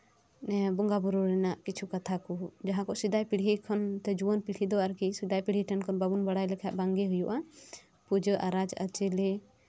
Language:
Santali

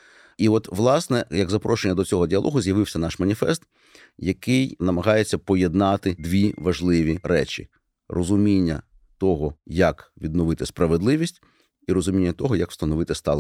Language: Ukrainian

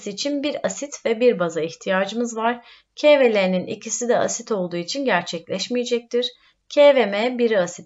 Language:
Turkish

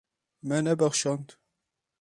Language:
Kurdish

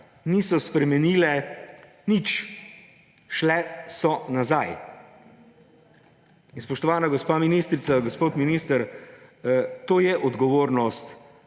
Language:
Slovenian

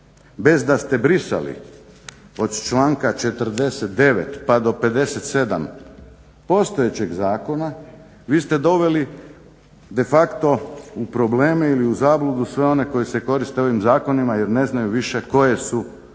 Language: Croatian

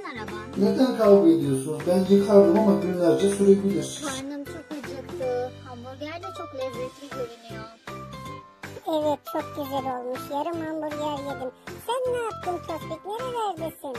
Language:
Turkish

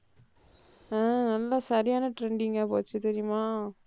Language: Tamil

